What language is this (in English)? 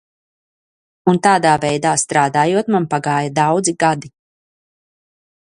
Latvian